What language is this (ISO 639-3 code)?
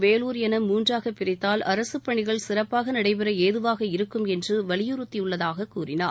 tam